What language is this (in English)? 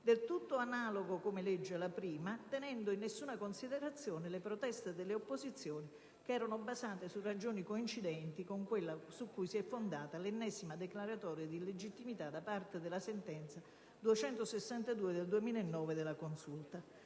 Italian